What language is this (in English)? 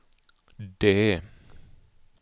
Swedish